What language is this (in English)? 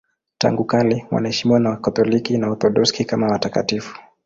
Swahili